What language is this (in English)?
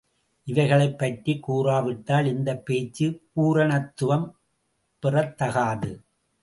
Tamil